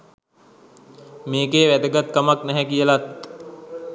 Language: Sinhala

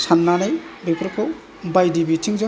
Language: Bodo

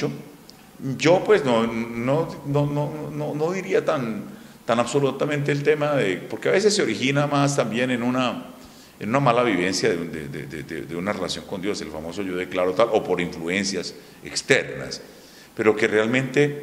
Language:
Spanish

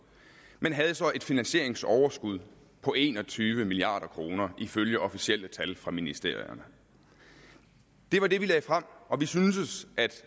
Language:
Danish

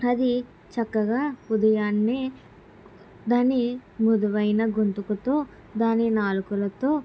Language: Telugu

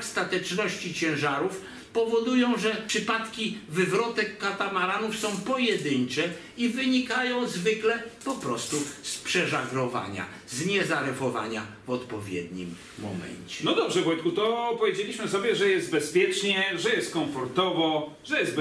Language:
Polish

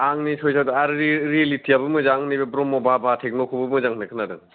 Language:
Bodo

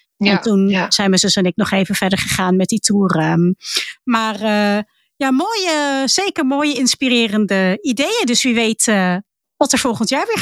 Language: Dutch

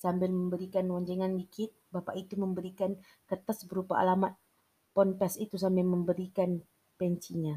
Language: Malay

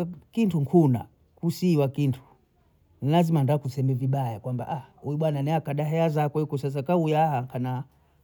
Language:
Bondei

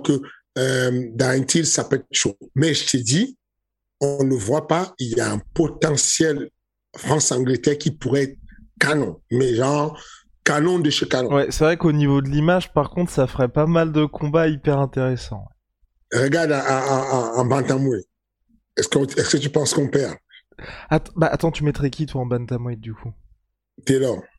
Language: French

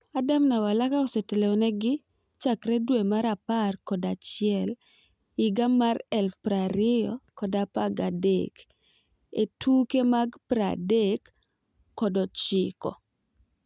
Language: Luo (Kenya and Tanzania)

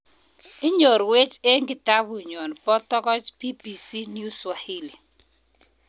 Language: Kalenjin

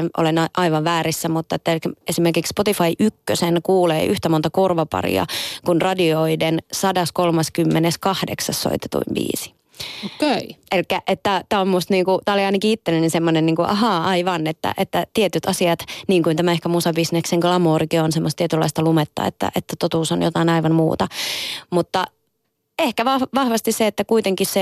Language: Finnish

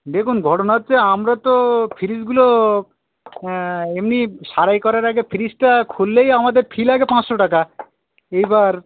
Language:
Bangla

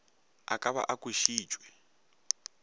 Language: Northern Sotho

